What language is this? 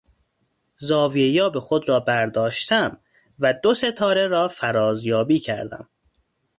Persian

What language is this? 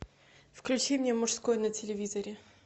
Russian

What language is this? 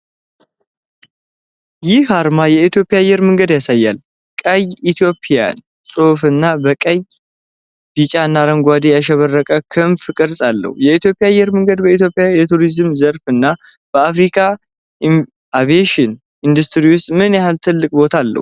Amharic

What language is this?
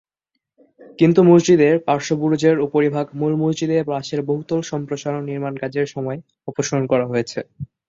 Bangla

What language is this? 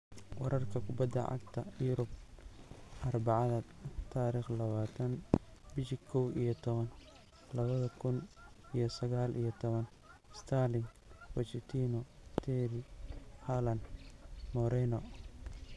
Somali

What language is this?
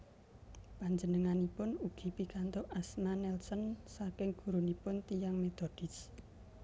Javanese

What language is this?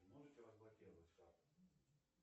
Russian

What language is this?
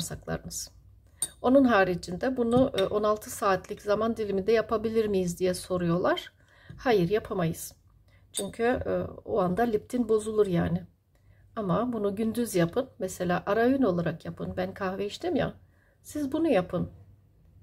Turkish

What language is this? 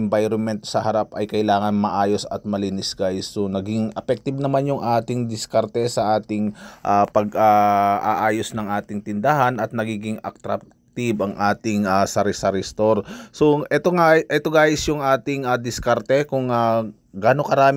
Filipino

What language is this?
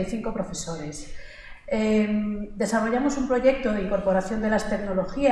Spanish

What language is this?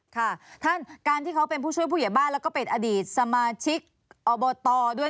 Thai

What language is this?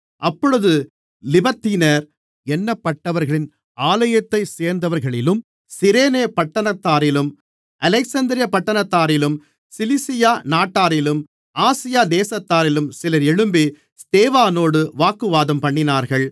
Tamil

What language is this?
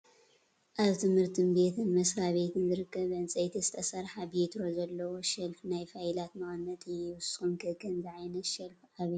Tigrinya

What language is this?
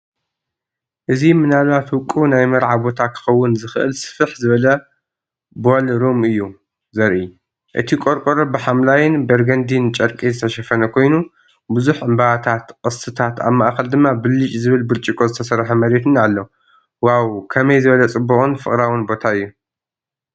Tigrinya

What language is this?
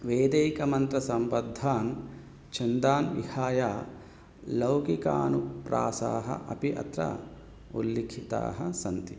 Sanskrit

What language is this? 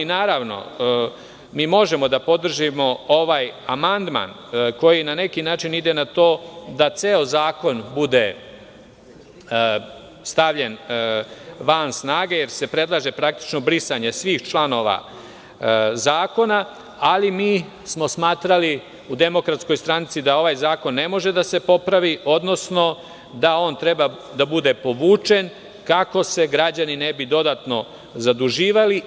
Serbian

